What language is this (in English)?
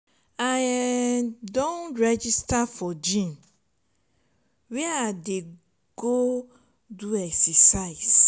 Nigerian Pidgin